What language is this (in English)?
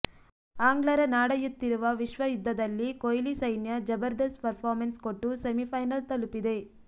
Kannada